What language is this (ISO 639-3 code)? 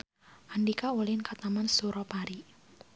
sun